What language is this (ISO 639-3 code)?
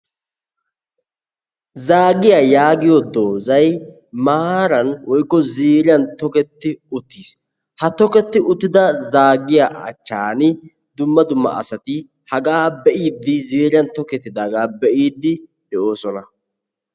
wal